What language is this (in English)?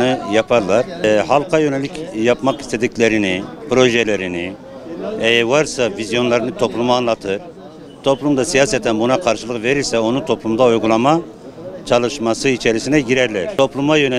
Turkish